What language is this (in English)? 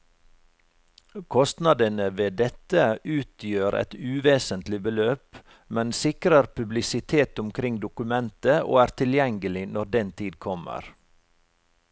Norwegian